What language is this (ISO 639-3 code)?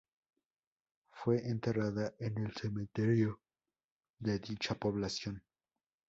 spa